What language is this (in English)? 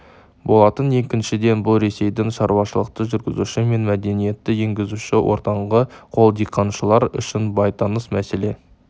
Kazakh